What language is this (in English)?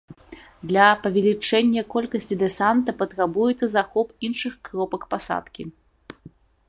Belarusian